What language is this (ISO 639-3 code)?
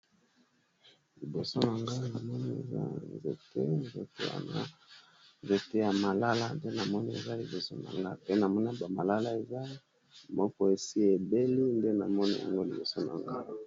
lin